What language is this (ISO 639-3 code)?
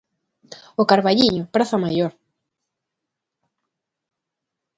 glg